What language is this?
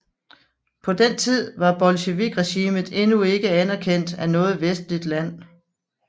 Danish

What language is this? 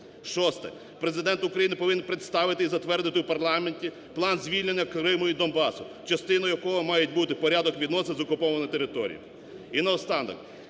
Ukrainian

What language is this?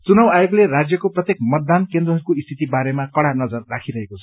Nepali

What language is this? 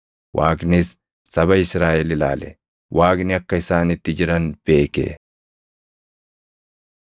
Oromo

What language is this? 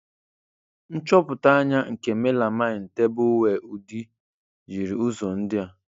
Igbo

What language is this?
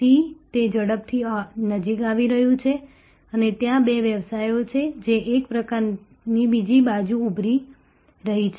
Gujarati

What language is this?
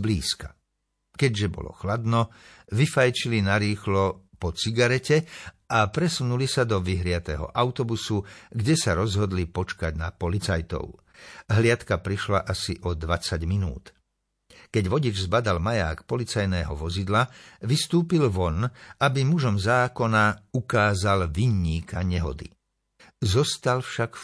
Slovak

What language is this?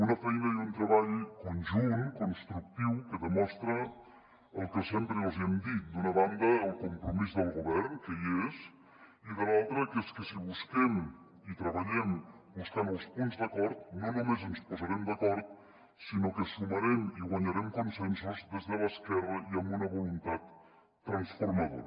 Catalan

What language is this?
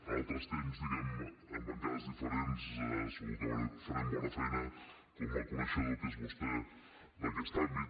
Catalan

